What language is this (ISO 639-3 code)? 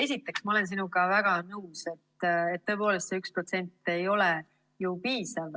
est